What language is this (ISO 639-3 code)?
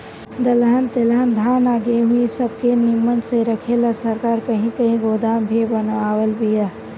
bho